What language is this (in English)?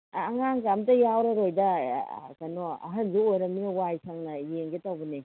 Manipuri